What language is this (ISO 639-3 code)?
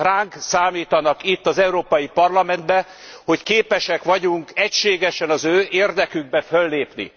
hun